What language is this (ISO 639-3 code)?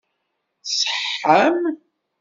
kab